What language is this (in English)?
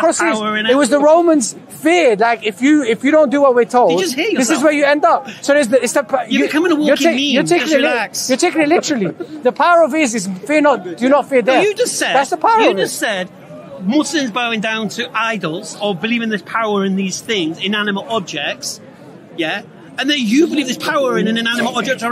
English